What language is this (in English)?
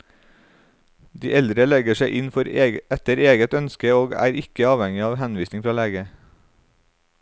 Norwegian